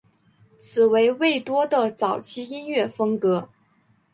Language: Chinese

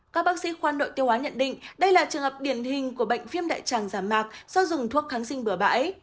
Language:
Vietnamese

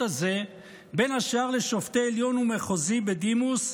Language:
Hebrew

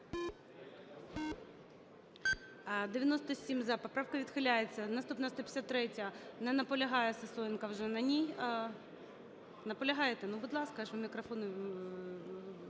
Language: Ukrainian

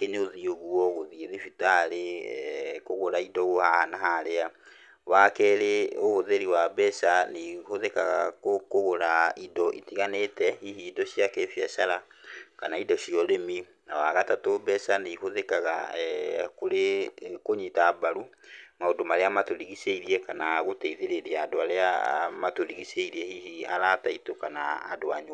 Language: Kikuyu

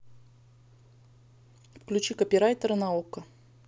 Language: Russian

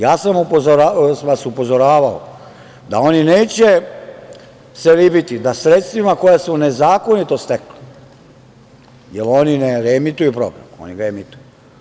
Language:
Serbian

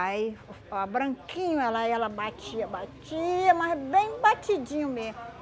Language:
Portuguese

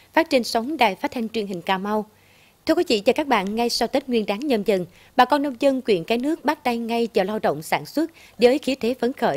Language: Vietnamese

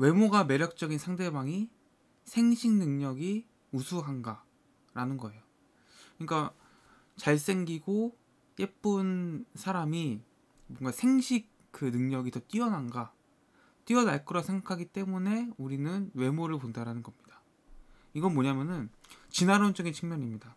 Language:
Korean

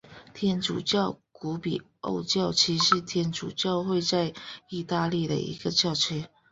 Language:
Chinese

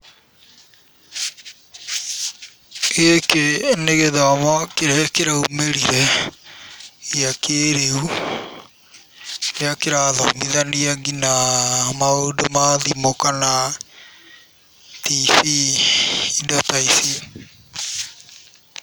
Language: Kikuyu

